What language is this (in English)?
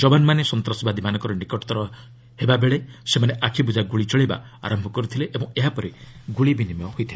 Odia